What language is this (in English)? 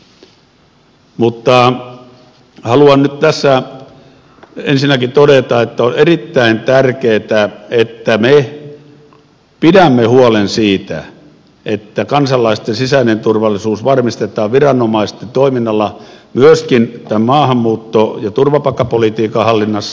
Finnish